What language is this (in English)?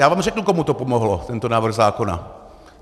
Czech